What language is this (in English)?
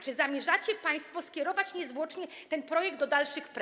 Polish